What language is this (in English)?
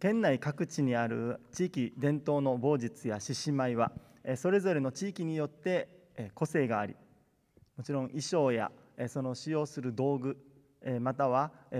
Japanese